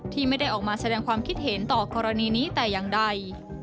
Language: Thai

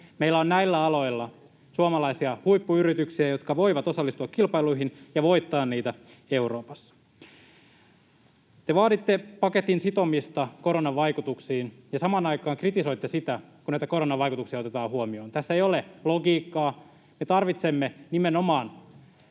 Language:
Finnish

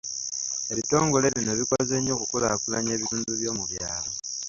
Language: Ganda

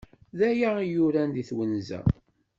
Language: Kabyle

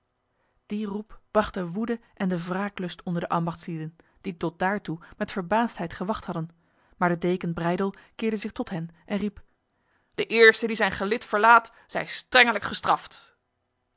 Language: Dutch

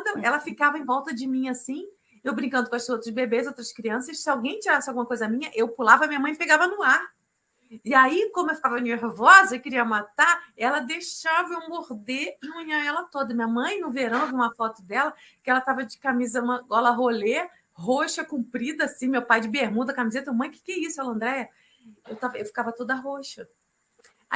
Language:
Portuguese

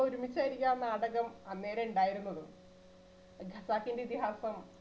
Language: Malayalam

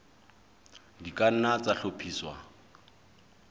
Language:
Southern Sotho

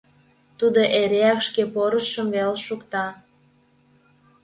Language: Mari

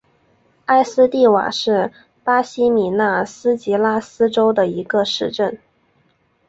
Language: Chinese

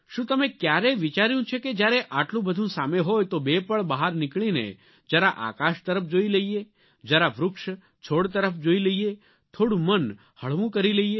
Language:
Gujarati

